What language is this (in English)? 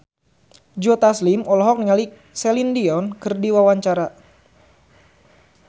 Sundanese